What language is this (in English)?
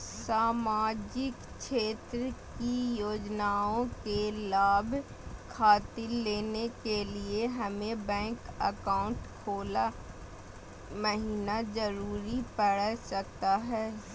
Magahi